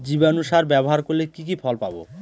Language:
Bangla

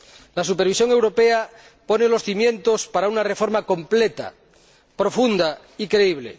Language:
Spanish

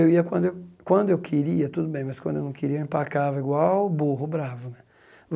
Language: Portuguese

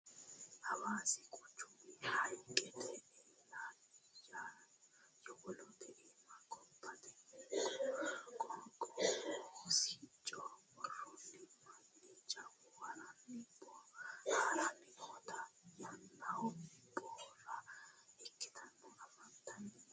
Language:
Sidamo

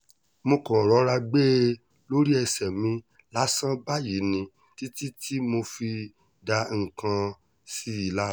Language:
Yoruba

